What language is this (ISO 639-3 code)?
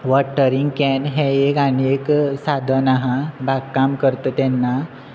kok